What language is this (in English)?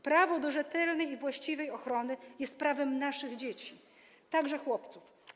Polish